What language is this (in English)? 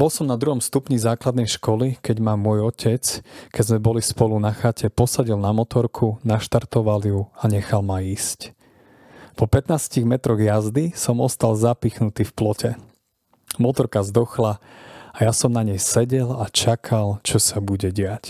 Slovak